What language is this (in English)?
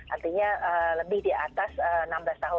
Indonesian